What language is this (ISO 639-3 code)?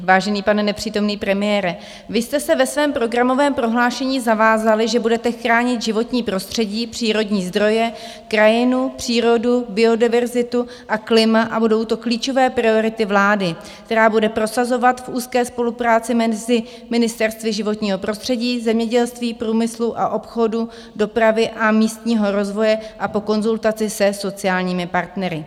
ces